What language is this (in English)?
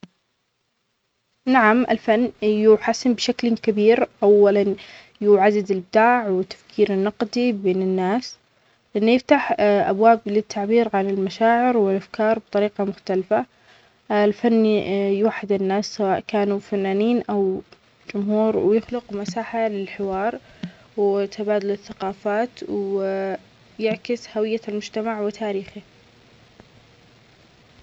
Omani Arabic